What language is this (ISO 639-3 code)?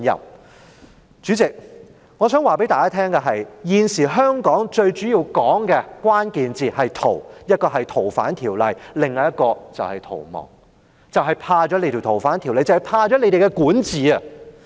yue